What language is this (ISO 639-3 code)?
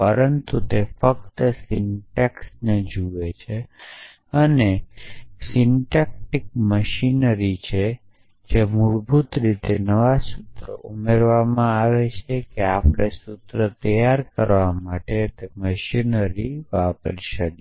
guj